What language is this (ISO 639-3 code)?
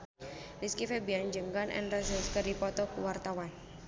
sun